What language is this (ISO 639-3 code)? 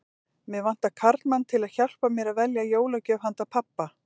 isl